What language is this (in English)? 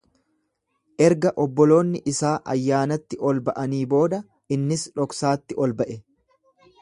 Oromo